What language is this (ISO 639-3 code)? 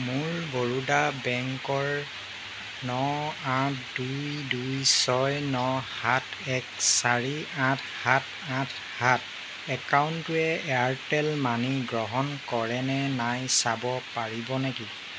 asm